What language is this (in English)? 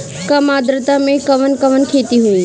Bhojpuri